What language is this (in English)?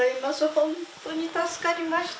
Japanese